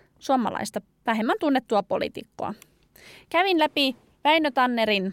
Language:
Finnish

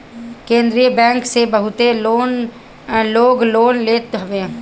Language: Bhojpuri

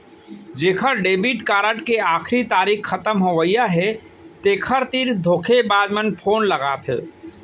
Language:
Chhattisgarhi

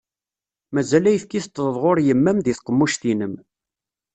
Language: Kabyle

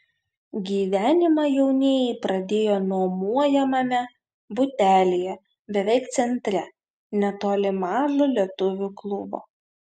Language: Lithuanian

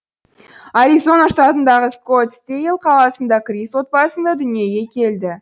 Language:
Kazakh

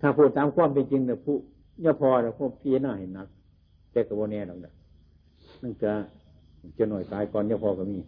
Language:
Thai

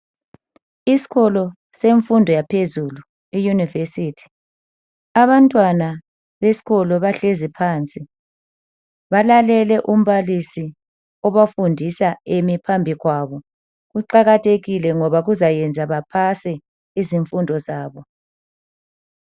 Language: North Ndebele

